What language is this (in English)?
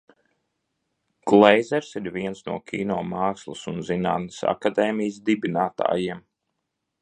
Latvian